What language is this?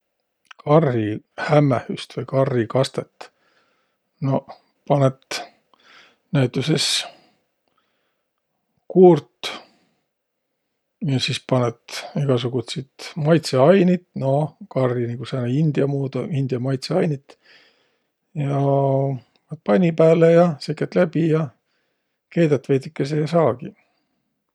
Võro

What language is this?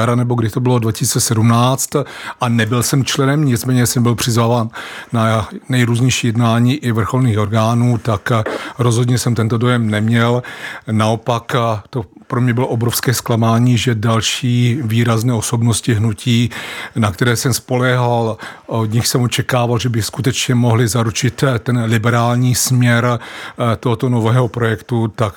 Czech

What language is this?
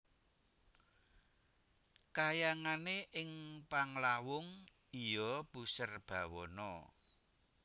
Javanese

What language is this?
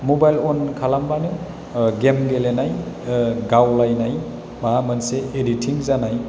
Bodo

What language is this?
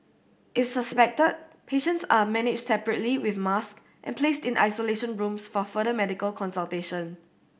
English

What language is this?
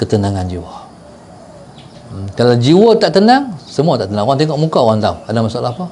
Malay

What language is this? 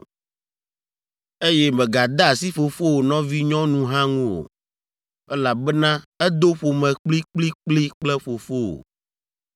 Ewe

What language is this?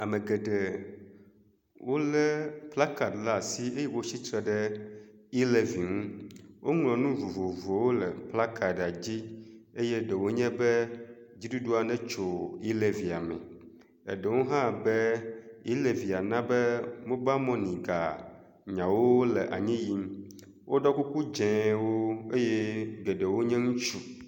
Ewe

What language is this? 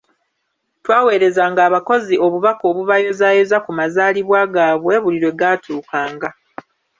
Ganda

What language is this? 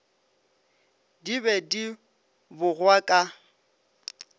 Northern Sotho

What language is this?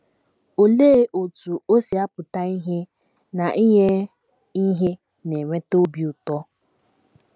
Igbo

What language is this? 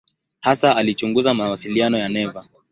Swahili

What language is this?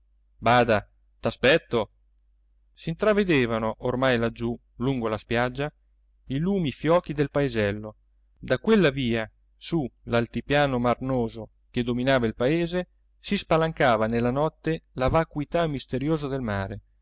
Italian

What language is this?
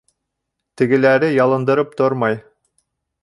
Bashkir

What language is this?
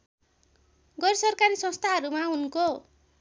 Nepali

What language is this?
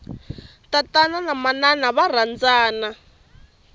Tsonga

